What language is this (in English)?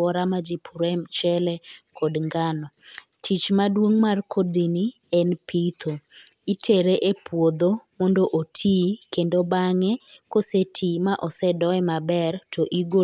Luo (Kenya and Tanzania)